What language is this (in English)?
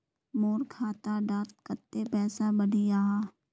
Magahi